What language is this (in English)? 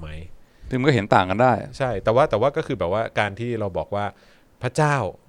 Thai